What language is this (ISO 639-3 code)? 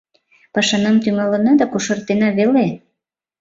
chm